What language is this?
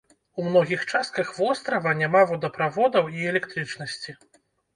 Belarusian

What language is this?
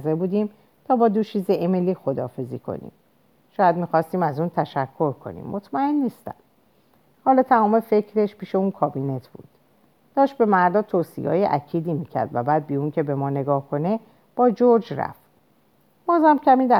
Persian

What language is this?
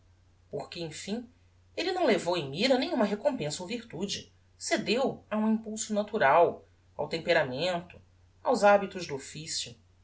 Portuguese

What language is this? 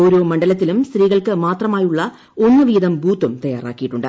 Malayalam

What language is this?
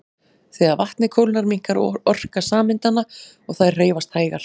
Icelandic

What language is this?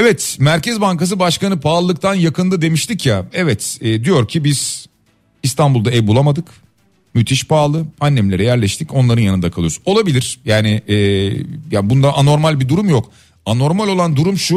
Turkish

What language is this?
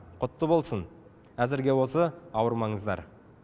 Kazakh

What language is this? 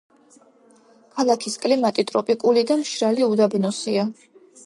Georgian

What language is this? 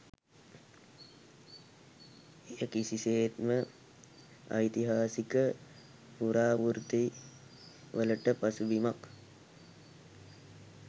Sinhala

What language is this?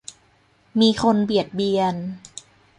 Thai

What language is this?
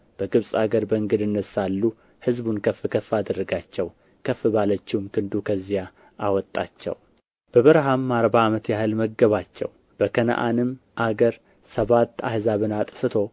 Amharic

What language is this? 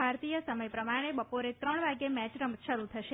Gujarati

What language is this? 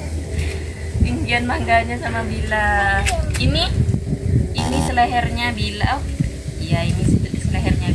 Indonesian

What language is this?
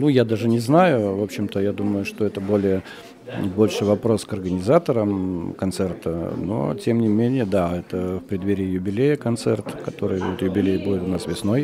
Russian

